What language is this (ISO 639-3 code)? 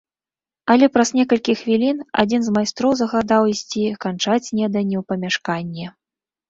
bel